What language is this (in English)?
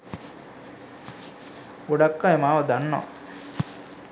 Sinhala